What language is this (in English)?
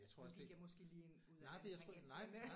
Danish